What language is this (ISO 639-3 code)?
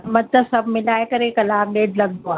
snd